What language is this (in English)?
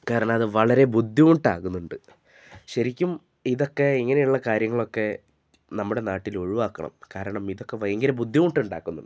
Malayalam